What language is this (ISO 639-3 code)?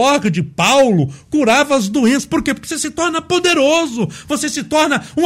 por